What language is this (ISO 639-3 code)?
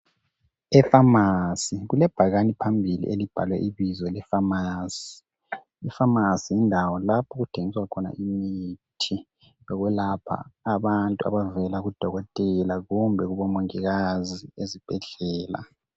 nde